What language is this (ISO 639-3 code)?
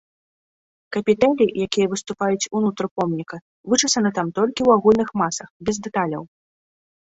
bel